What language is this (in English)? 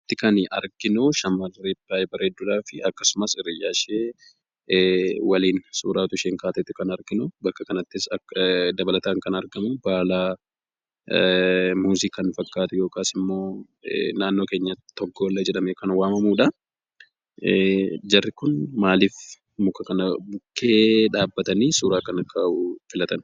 Oromo